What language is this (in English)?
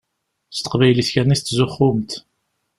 Kabyle